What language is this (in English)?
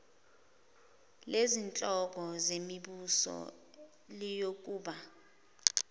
Zulu